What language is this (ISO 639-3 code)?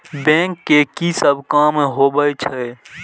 mai